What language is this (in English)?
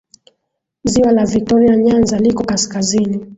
Swahili